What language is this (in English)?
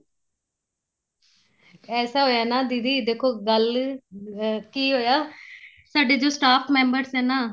Punjabi